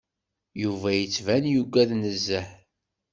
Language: Kabyle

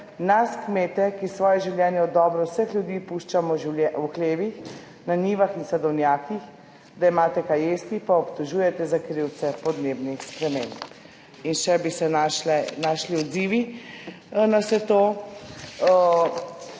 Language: Slovenian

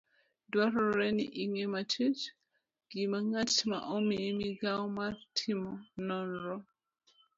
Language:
Luo (Kenya and Tanzania)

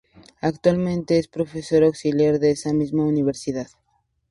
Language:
Spanish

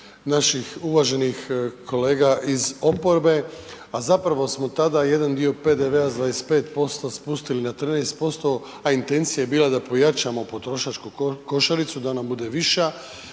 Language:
Croatian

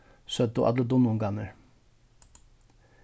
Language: Faroese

